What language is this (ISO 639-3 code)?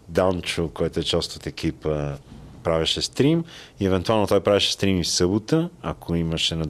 bul